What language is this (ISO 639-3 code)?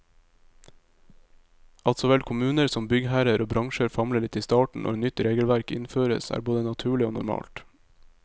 nor